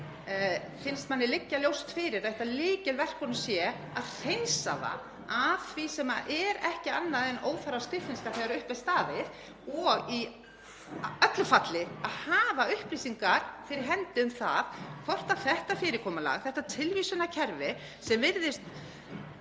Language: Icelandic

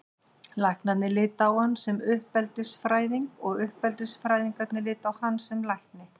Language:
Icelandic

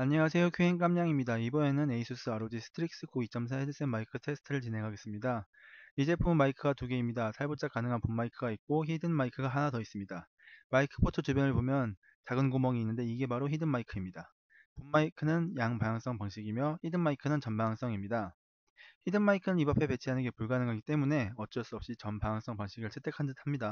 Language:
Korean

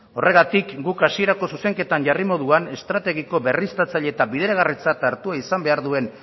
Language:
Basque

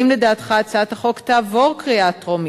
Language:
Hebrew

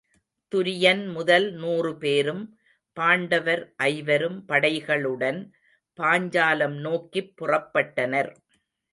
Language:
Tamil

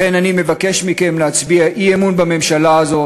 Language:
Hebrew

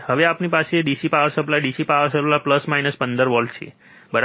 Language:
Gujarati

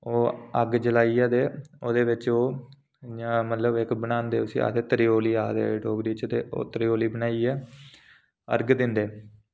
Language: Dogri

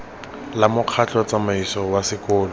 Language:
Tswana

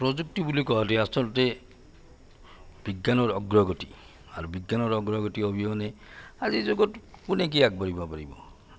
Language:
Assamese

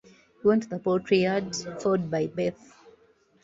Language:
English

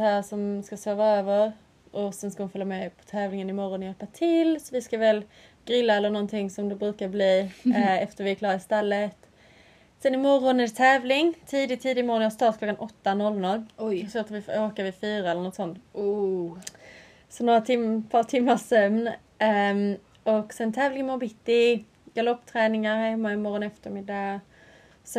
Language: Swedish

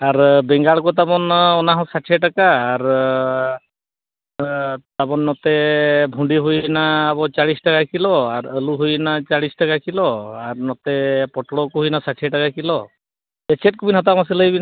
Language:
Santali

